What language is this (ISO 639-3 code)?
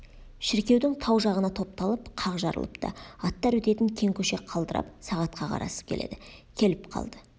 kaz